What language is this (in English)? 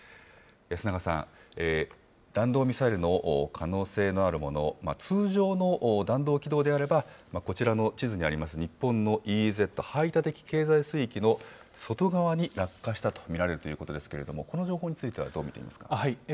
Japanese